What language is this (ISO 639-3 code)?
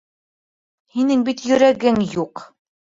bak